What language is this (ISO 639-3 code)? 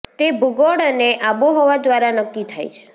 guj